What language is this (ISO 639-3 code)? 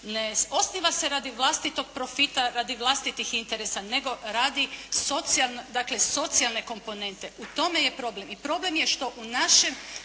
hrv